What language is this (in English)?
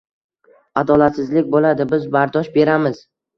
Uzbek